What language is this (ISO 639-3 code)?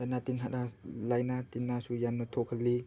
mni